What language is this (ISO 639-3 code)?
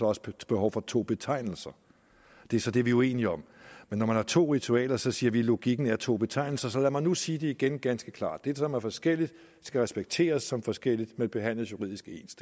dan